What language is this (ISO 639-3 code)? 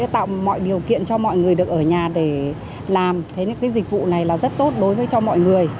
vie